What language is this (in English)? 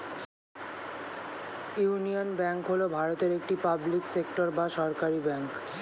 Bangla